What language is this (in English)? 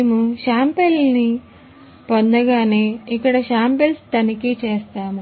Telugu